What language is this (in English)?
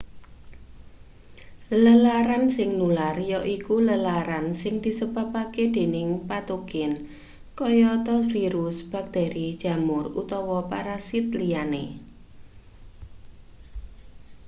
Javanese